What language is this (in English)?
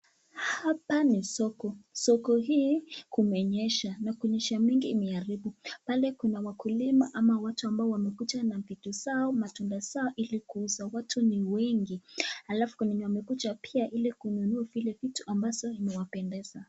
Swahili